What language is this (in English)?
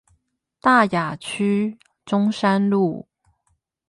Chinese